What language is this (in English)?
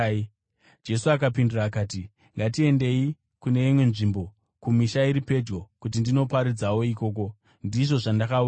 Shona